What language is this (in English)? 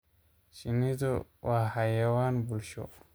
Somali